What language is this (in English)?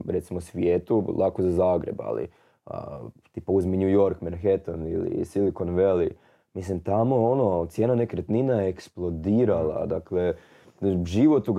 Croatian